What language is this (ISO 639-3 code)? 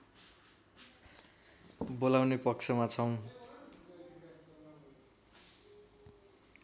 nep